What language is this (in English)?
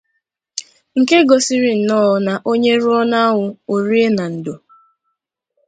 Igbo